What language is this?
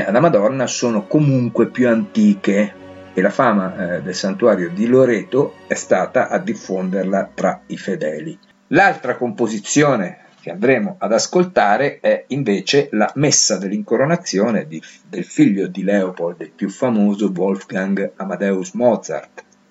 Italian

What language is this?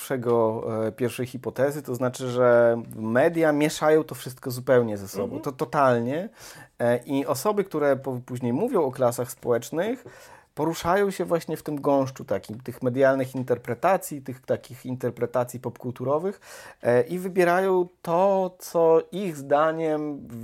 Polish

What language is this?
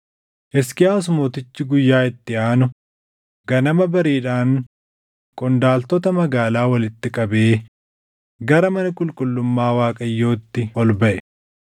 Oromo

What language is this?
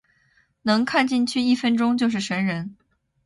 Chinese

